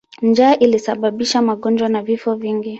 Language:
Swahili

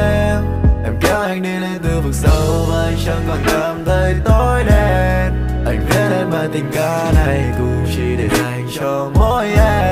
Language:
Vietnamese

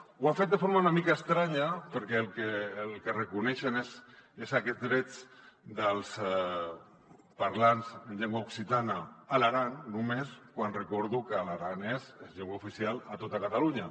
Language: Catalan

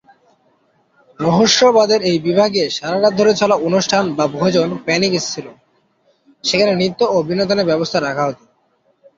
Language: Bangla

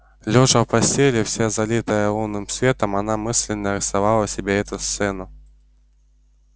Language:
Russian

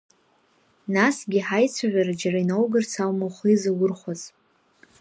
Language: Abkhazian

